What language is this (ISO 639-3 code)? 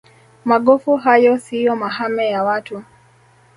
swa